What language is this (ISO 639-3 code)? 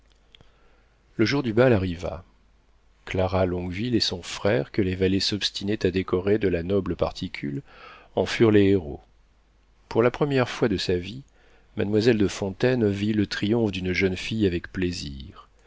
fra